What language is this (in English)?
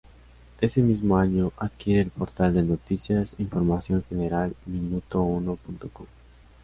Spanish